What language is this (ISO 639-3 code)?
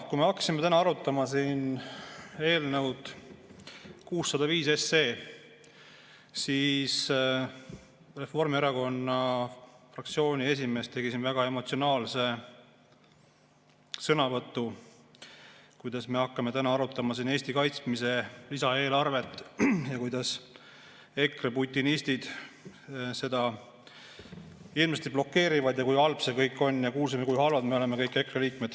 est